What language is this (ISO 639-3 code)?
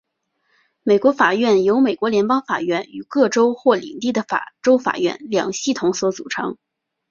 zho